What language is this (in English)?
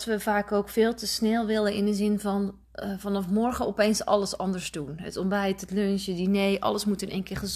Dutch